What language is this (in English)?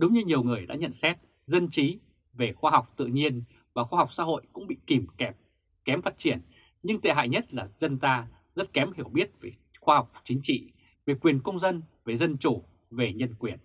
Vietnamese